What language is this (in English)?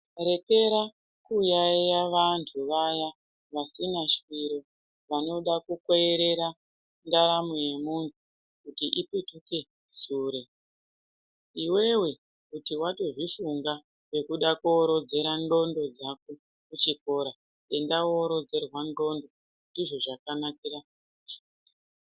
Ndau